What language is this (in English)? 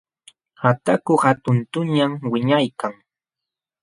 Jauja Wanca Quechua